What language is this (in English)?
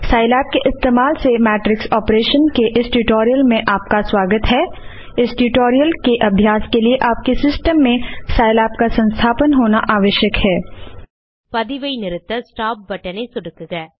Tamil